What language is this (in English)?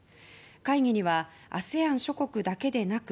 Japanese